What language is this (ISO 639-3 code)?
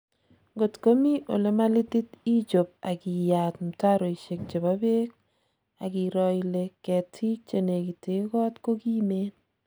kln